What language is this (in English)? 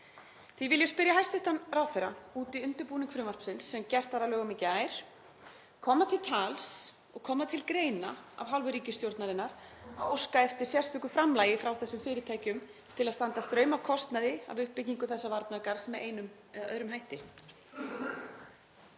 Icelandic